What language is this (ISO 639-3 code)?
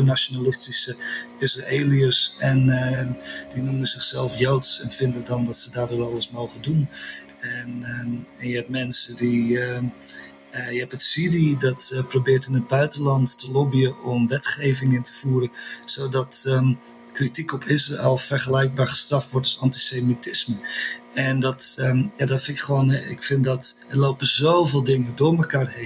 nld